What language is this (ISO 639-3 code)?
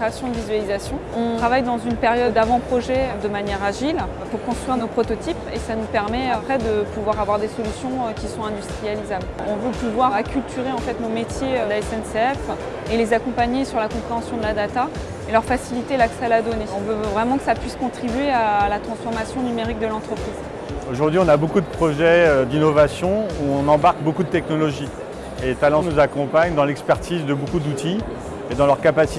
fra